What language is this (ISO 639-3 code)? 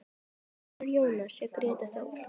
isl